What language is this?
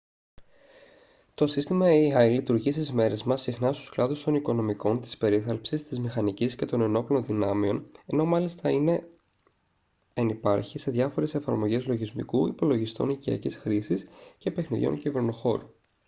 Greek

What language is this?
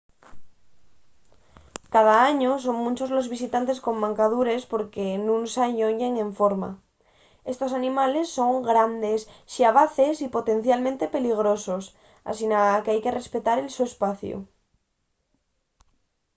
Asturian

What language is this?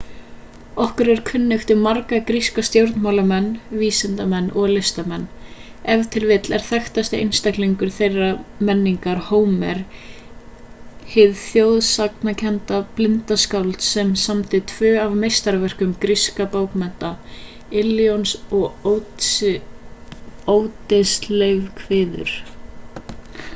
Icelandic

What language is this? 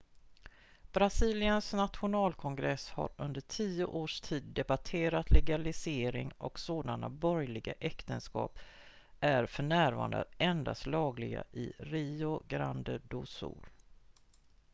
Swedish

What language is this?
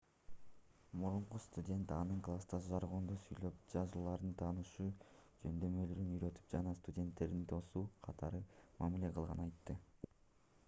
Kyrgyz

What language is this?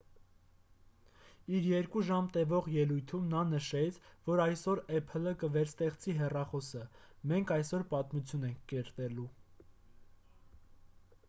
Armenian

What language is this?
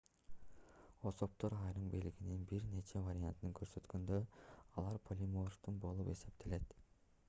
Kyrgyz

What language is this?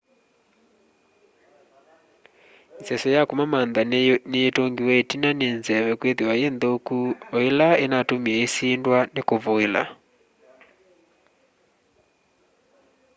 Kamba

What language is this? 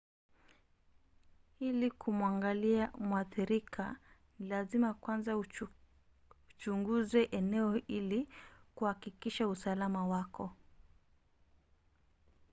Swahili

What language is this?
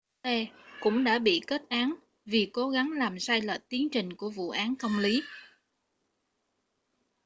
Vietnamese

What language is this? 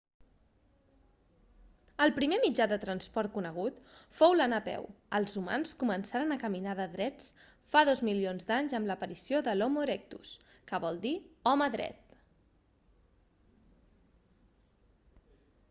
Catalan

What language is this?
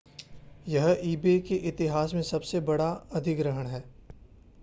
Hindi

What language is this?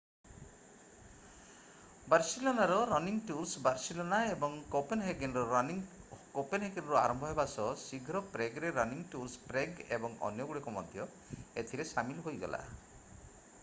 Odia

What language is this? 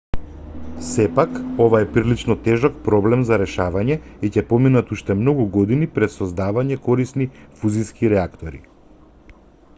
Macedonian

